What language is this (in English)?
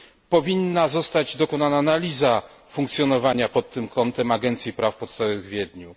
Polish